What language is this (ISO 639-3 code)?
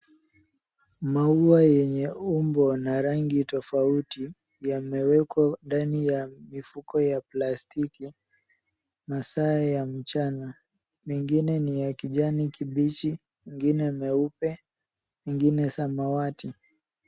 swa